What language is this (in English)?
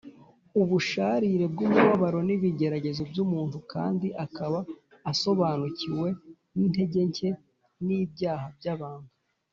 Kinyarwanda